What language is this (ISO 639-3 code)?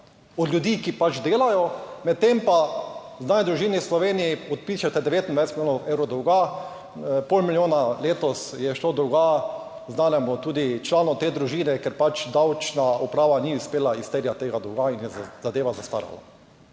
slv